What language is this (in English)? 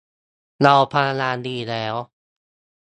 Thai